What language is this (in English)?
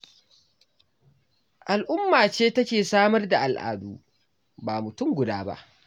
Hausa